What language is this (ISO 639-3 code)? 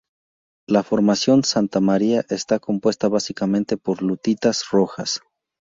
spa